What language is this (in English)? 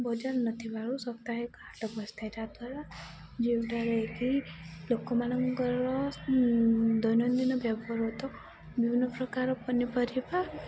Odia